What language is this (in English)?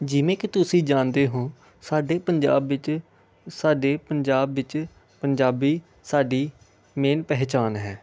Punjabi